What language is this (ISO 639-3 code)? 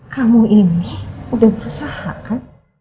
ind